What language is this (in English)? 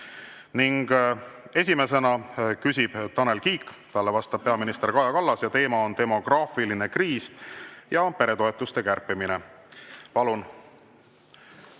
Estonian